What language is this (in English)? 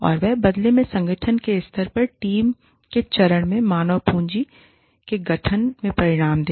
Hindi